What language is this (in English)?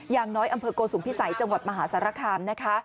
Thai